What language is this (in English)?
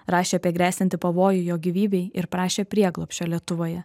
Lithuanian